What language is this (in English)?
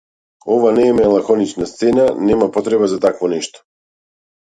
Macedonian